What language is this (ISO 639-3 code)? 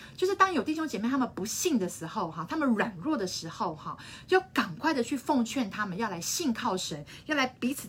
zho